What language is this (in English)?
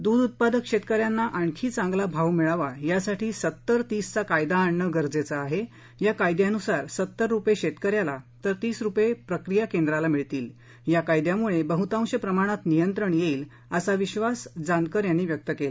Marathi